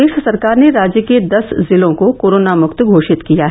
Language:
Hindi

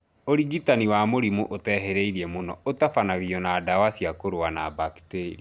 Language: Kikuyu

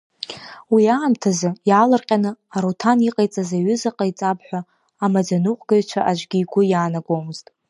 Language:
Abkhazian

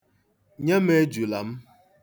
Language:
Igbo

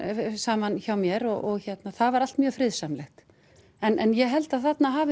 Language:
Icelandic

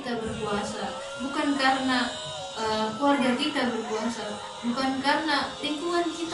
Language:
Indonesian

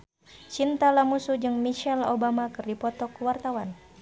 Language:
Sundanese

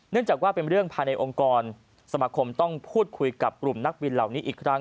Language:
Thai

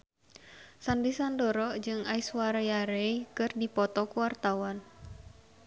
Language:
Sundanese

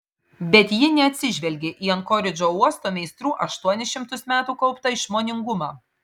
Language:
Lithuanian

